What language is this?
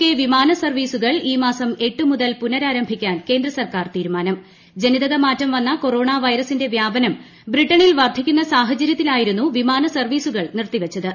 Malayalam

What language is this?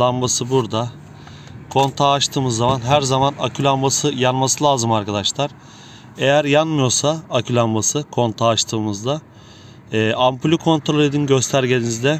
Turkish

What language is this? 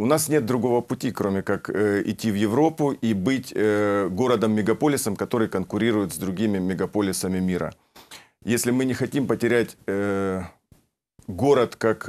Russian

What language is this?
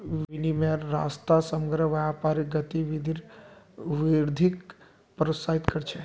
Magahi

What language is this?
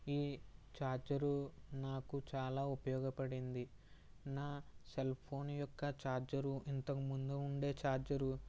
Telugu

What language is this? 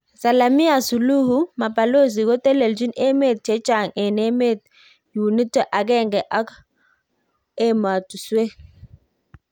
Kalenjin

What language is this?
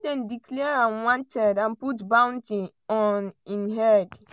Nigerian Pidgin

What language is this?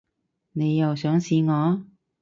Cantonese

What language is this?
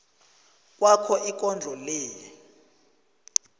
South Ndebele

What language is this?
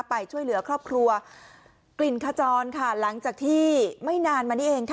Thai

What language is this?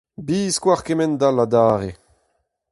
Breton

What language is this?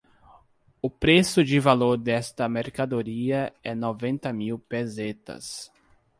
Portuguese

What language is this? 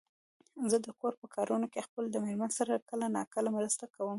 Pashto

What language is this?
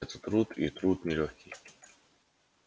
Russian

